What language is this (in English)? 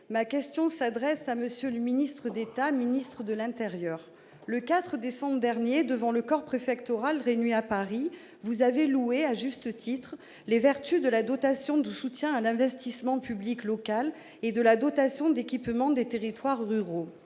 French